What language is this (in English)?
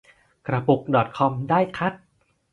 Thai